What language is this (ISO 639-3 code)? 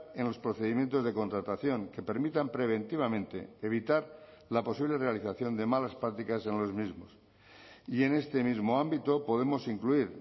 spa